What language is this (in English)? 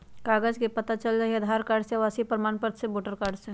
Magahi